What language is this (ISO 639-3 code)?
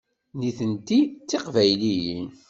kab